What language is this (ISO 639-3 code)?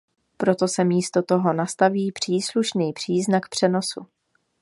ces